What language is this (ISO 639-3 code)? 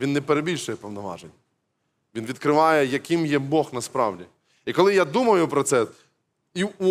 ukr